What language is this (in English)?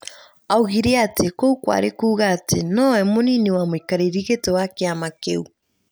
Kikuyu